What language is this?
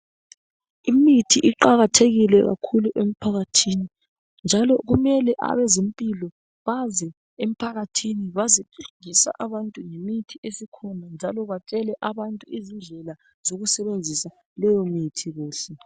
North Ndebele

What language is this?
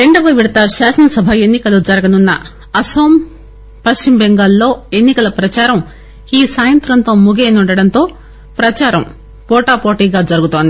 Telugu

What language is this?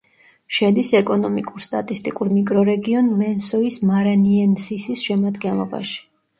Georgian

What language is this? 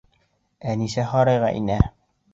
Bashkir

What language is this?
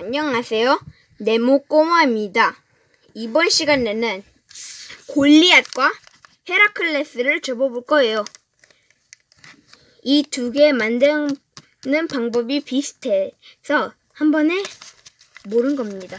Korean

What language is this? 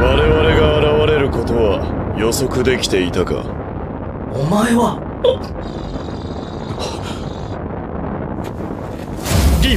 Japanese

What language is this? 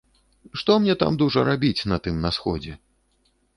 Belarusian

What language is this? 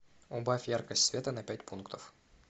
Russian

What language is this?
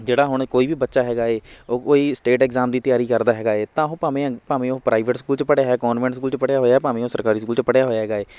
Punjabi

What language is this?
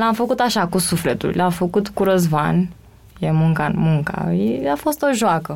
Romanian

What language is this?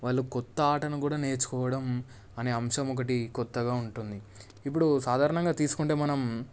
Telugu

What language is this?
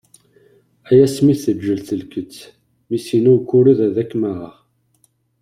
Kabyle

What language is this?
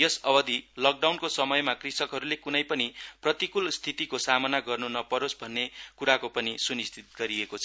Nepali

